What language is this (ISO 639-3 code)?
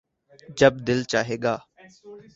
urd